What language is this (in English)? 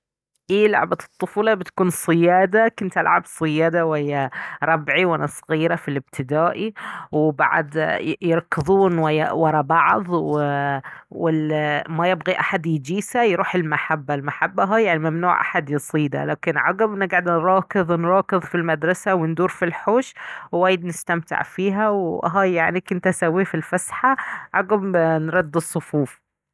Baharna Arabic